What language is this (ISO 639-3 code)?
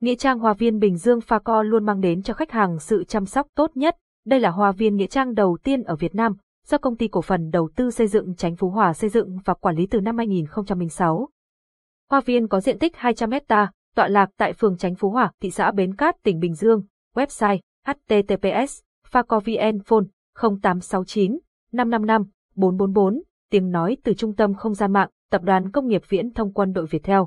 vie